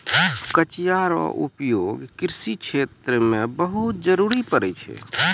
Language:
Maithili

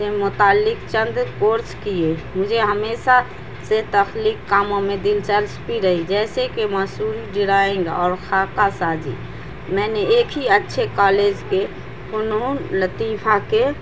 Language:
Urdu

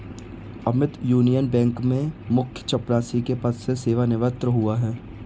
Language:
Hindi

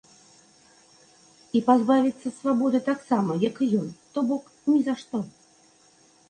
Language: Belarusian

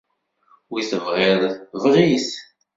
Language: Kabyle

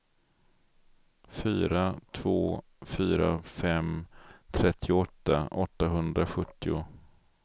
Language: Swedish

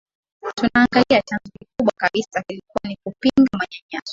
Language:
Swahili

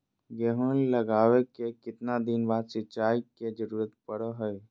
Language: Magahi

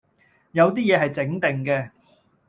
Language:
Cantonese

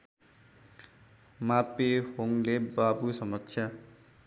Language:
Nepali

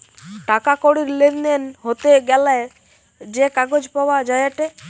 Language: Bangla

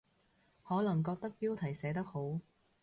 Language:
Cantonese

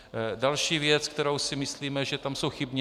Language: Czech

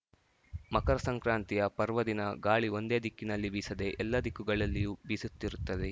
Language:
Kannada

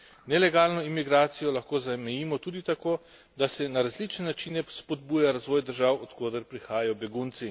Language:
Slovenian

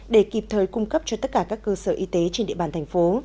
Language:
Vietnamese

